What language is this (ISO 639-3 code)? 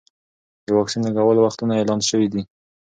pus